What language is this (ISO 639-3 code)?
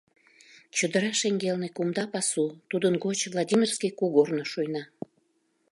chm